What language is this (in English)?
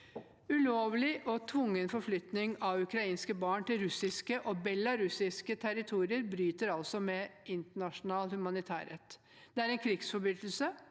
Norwegian